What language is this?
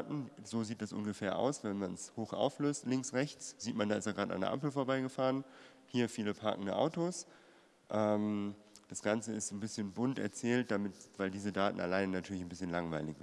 German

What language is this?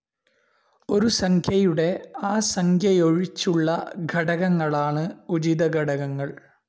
Malayalam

